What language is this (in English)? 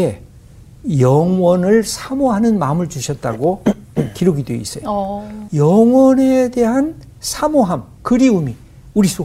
Korean